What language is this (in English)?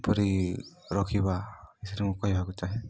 Odia